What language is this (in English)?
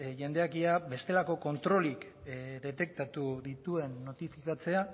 Basque